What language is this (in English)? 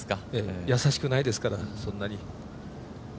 Japanese